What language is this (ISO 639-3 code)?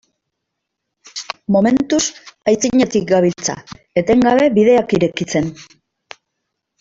eus